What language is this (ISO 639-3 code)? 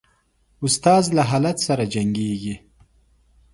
pus